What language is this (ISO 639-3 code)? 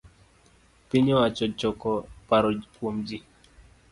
luo